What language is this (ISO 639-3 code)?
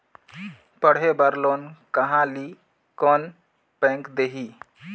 hne